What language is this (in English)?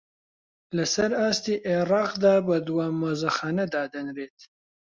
Central Kurdish